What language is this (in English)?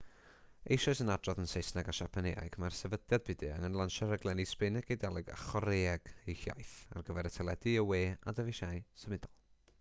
Welsh